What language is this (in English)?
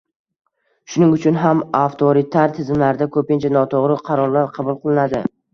Uzbek